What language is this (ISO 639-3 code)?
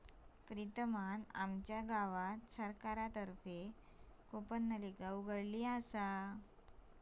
mar